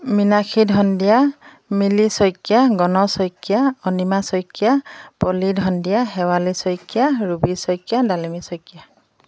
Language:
Assamese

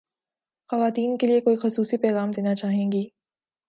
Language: Urdu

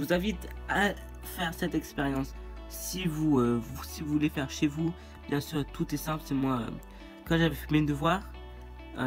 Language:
French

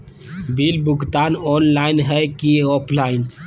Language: Magahi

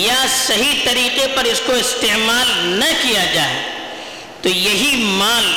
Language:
Urdu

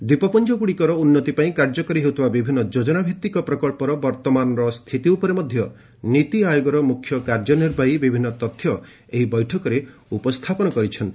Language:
Odia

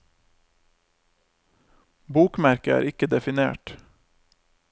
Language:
Norwegian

